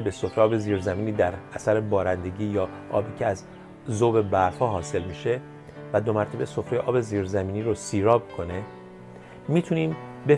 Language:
Persian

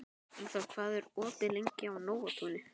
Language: Icelandic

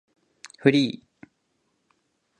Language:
Japanese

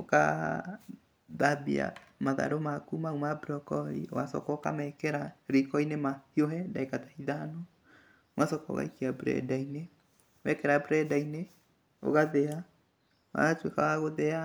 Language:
Kikuyu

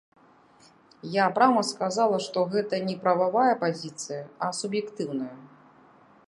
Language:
Belarusian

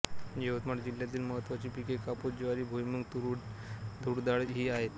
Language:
Marathi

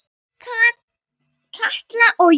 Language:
Icelandic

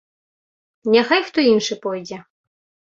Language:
Belarusian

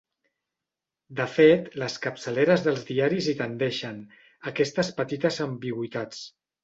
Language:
Catalan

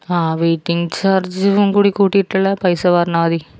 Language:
Malayalam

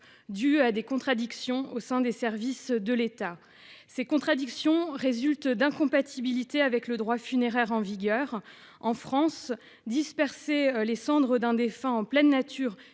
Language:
French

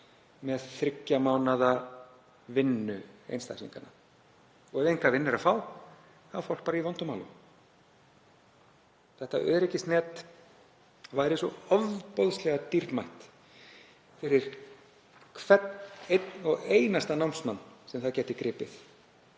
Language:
Icelandic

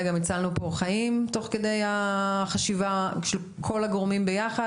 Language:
Hebrew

